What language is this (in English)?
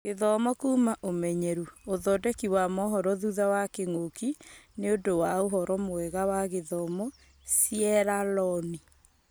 Kikuyu